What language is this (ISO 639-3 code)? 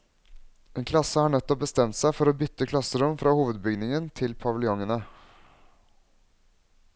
nor